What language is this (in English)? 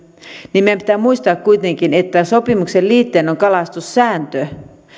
Finnish